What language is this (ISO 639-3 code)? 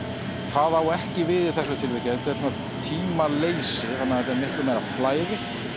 isl